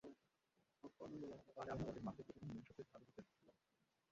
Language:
Bangla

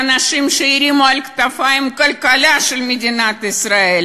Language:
Hebrew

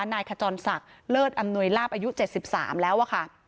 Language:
Thai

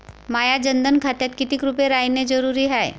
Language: Marathi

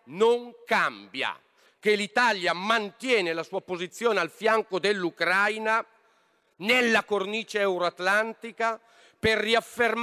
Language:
Italian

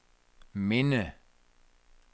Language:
Danish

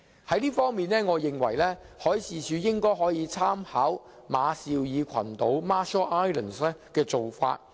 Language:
Cantonese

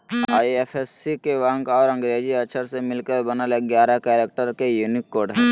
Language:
Magahi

